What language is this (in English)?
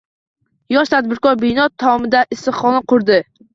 Uzbek